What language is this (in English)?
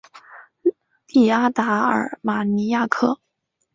Chinese